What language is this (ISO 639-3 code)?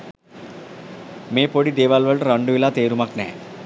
sin